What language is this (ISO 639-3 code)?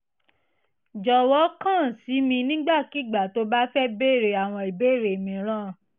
yor